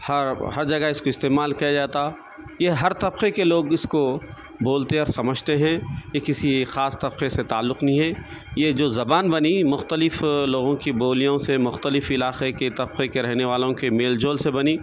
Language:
Urdu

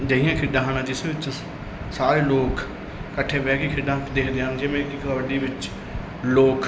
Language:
Punjabi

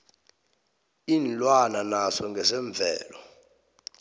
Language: South Ndebele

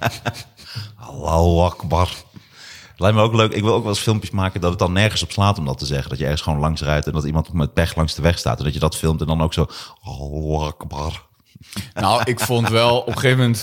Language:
Dutch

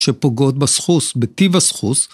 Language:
Hebrew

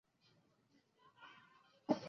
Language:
Chinese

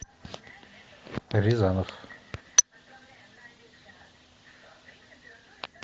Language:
Russian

